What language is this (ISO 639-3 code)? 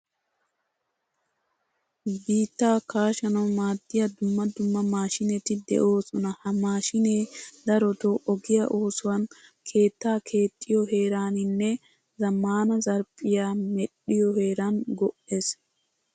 wal